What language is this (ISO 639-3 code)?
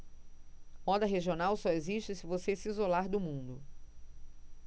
por